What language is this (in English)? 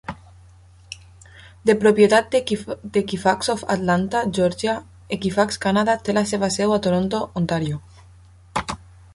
Catalan